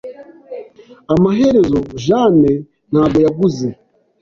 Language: Kinyarwanda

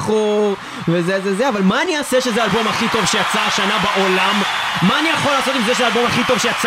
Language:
Hebrew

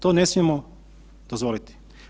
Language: Croatian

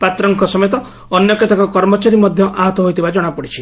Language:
Odia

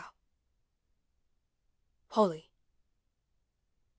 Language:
English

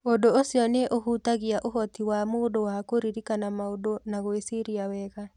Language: Kikuyu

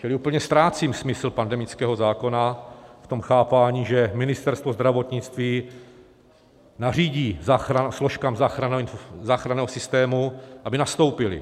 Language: Czech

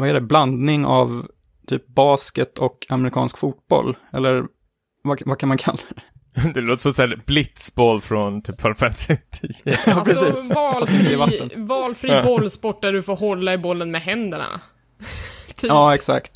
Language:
Swedish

